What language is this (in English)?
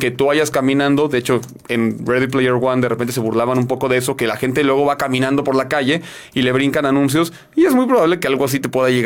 Spanish